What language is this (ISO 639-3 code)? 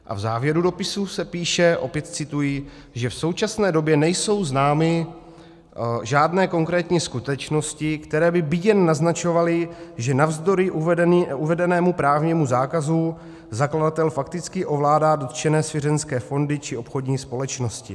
ces